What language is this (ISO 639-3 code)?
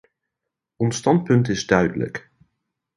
nld